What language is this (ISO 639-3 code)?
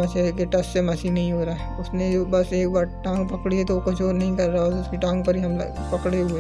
hin